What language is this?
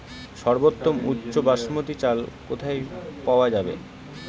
Bangla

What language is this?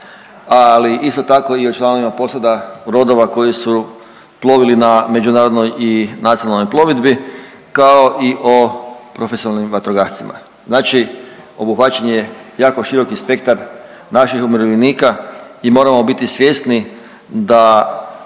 Croatian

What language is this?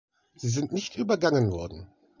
German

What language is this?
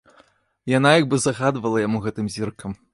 Belarusian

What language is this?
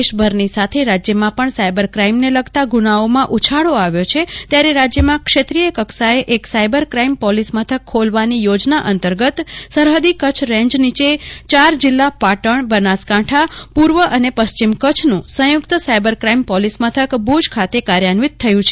Gujarati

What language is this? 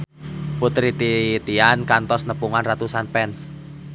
Sundanese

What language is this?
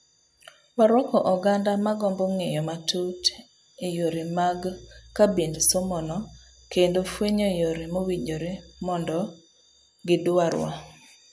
Luo (Kenya and Tanzania)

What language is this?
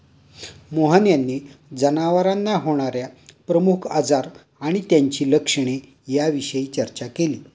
Marathi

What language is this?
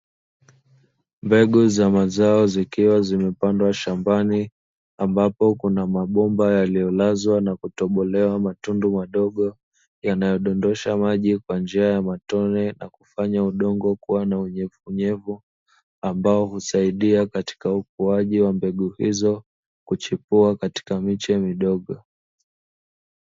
Swahili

